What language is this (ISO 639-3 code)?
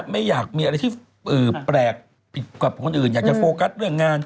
tha